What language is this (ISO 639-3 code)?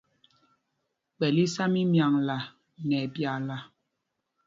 mgg